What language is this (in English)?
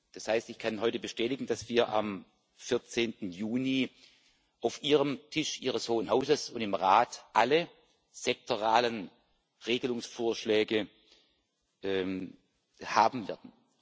German